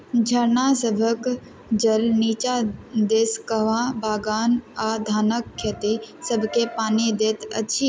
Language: Maithili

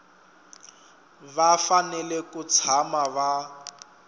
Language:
Tsonga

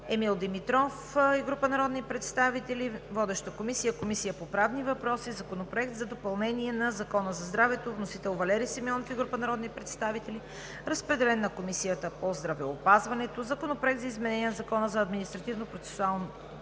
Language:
Bulgarian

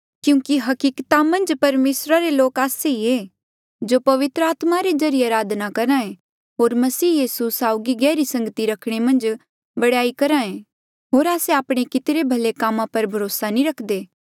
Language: Mandeali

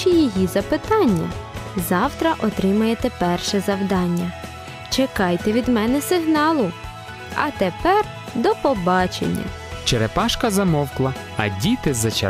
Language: Ukrainian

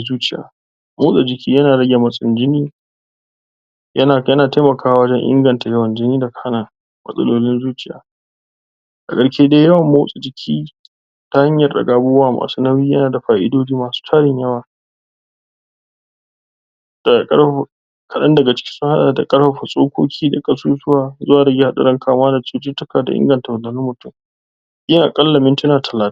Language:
Hausa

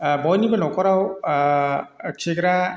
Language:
Bodo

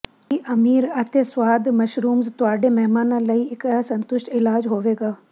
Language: Punjabi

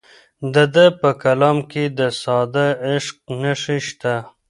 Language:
Pashto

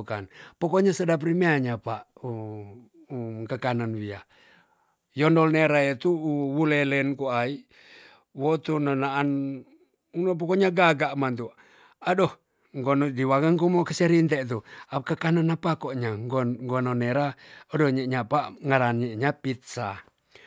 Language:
Tonsea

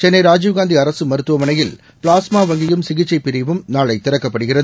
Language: Tamil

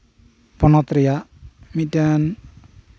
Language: Santali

